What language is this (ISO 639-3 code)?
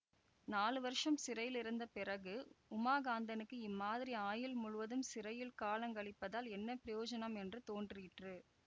tam